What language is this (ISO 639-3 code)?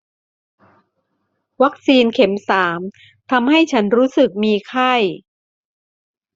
tha